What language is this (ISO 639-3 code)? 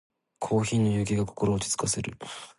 jpn